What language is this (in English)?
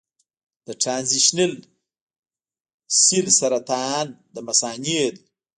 Pashto